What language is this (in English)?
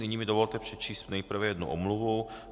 Czech